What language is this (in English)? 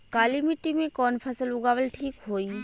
Bhojpuri